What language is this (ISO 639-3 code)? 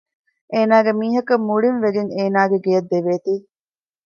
div